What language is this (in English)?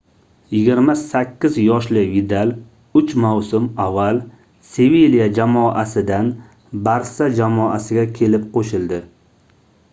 Uzbek